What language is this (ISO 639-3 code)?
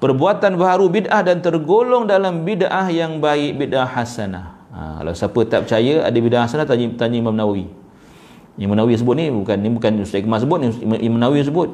msa